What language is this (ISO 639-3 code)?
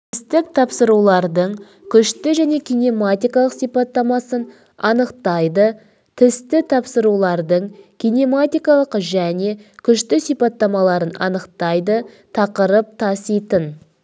kaz